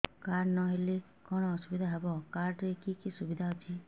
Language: Odia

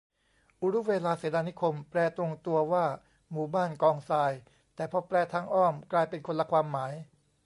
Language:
Thai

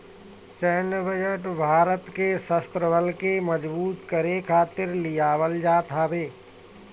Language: Bhojpuri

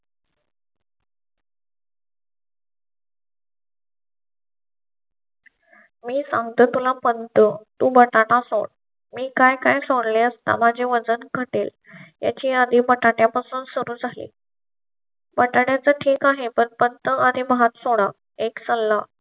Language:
Marathi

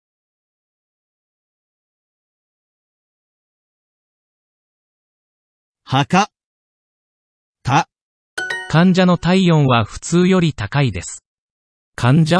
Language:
Japanese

